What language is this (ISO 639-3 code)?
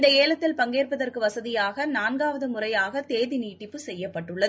tam